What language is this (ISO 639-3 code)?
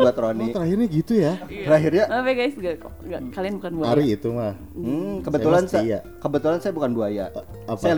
ind